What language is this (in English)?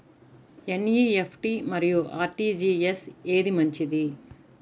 Telugu